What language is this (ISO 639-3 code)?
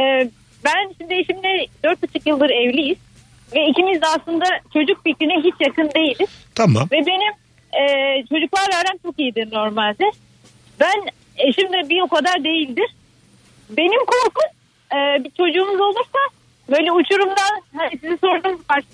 tur